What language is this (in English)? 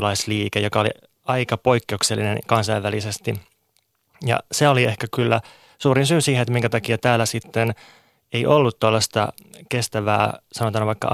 Finnish